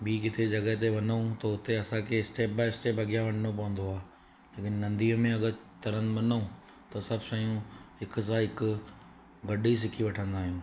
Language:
Sindhi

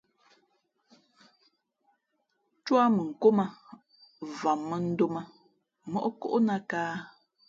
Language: Fe'fe'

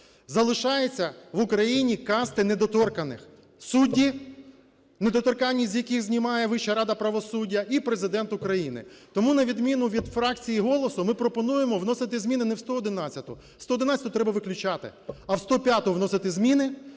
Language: Ukrainian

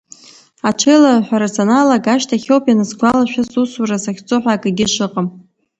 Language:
Abkhazian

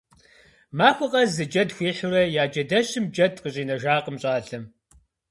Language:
Kabardian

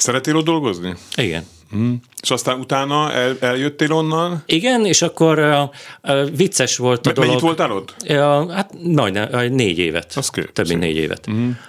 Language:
Hungarian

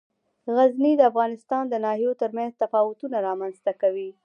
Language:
Pashto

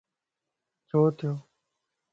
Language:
Lasi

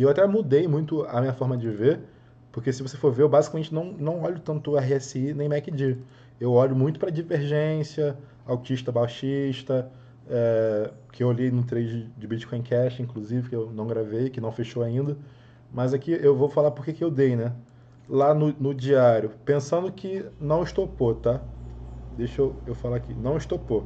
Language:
Portuguese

